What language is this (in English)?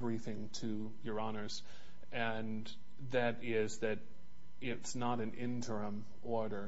English